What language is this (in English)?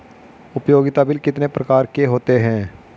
Hindi